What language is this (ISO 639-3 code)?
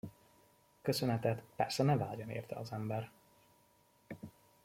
hun